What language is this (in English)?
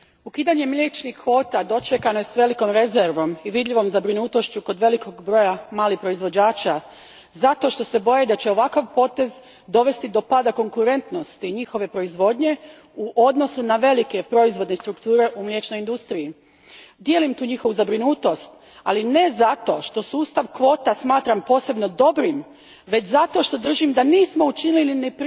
Croatian